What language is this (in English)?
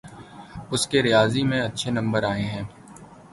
Urdu